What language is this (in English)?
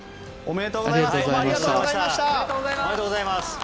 Japanese